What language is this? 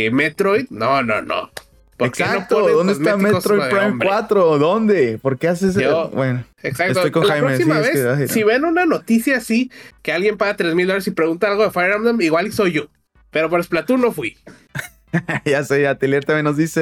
Spanish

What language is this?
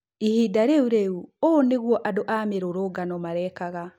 Kikuyu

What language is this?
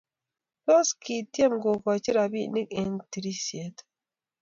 Kalenjin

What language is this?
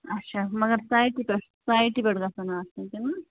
Kashmiri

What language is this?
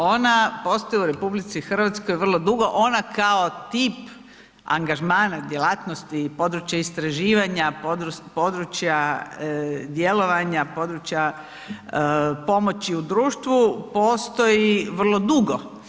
Croatian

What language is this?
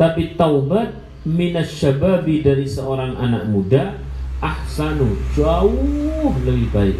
Indonesian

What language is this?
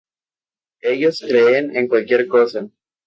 Spanish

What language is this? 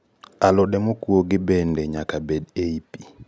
Luo (Kenya and Tanzania)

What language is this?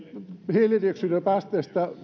Finnish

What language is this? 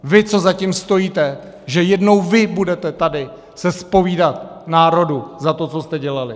Czech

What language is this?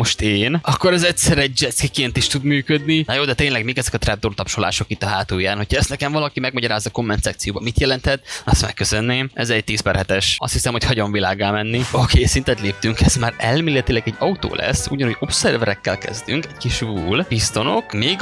Hungarian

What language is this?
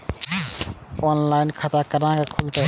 Maithili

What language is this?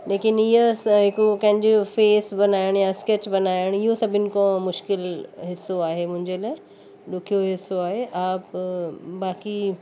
Sindhi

